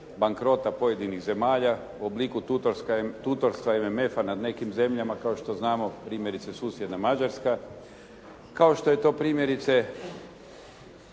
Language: Croatian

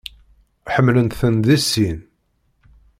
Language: Kabyle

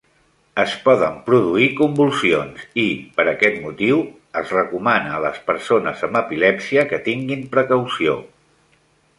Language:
Catalan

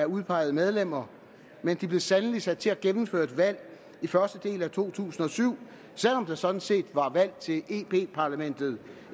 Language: Danish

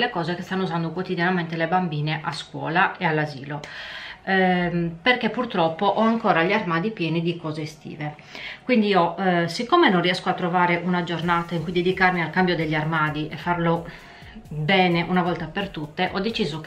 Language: Italian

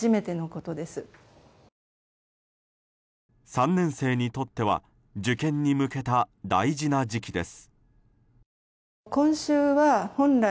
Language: Japanese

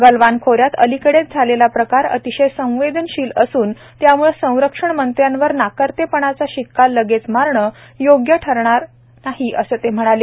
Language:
Marathi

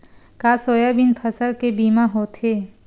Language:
Chhattisgarhi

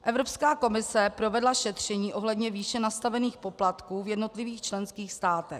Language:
Czech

